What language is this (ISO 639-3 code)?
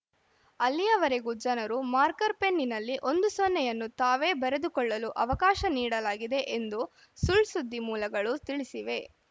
kan